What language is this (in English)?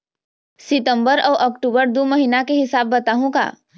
Chhattisgarhi